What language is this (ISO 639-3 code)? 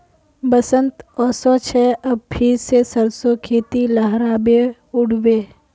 mag